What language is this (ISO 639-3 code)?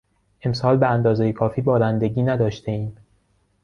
fas